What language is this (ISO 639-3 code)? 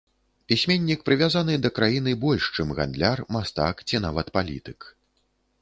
bel